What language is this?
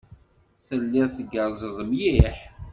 Kabyle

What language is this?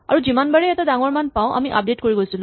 Assamese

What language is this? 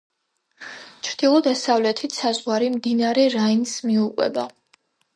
Georgian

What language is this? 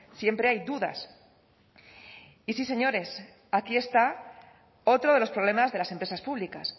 Spanish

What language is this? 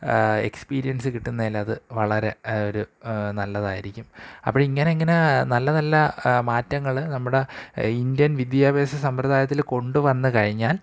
Malayalam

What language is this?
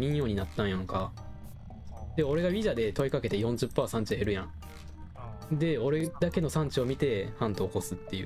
Japanese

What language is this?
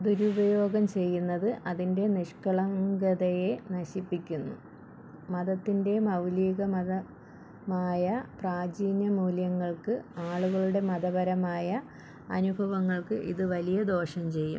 Malayalam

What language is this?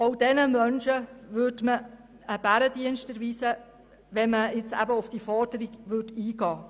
Swiss German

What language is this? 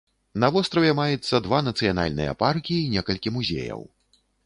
Belarusian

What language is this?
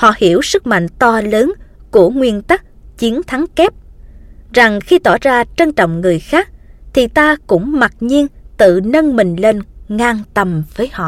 Vietnamese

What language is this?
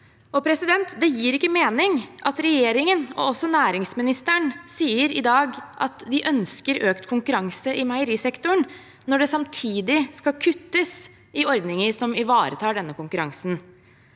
Norwegian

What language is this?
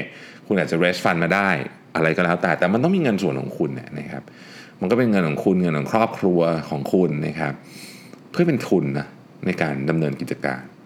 Thai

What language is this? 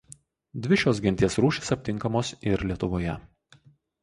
Lithuanian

